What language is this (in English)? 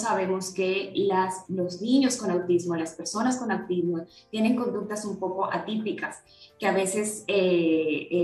Spanish